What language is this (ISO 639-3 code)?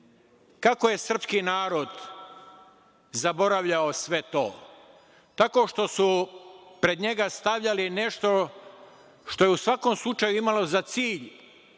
srp